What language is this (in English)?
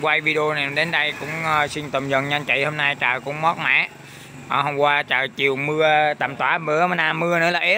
Vietnamese